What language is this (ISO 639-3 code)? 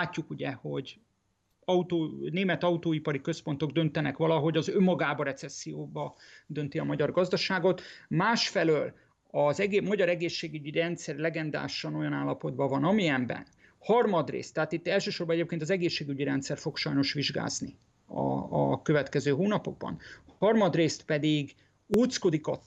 hun